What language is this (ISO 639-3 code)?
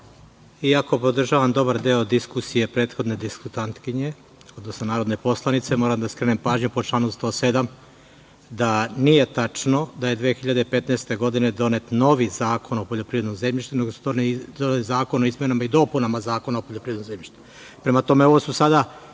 srp